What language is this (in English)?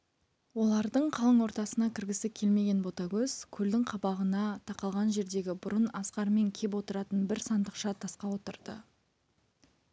Kazakh